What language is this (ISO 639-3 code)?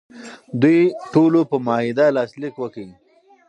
pus